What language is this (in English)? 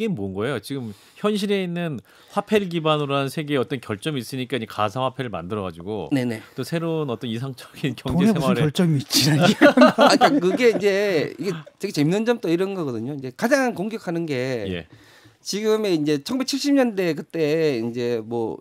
Korean